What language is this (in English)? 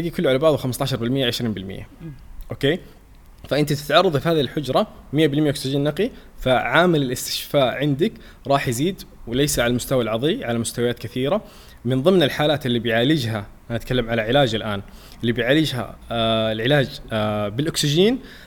Arabic